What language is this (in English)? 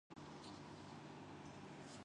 Urdu